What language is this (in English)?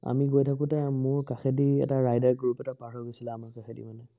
Assamese